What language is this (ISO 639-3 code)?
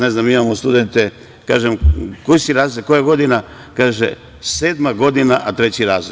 srp